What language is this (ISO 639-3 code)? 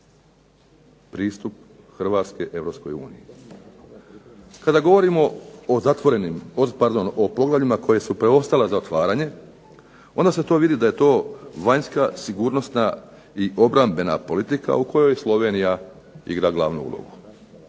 hrv